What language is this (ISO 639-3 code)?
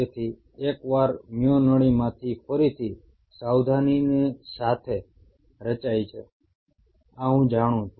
guj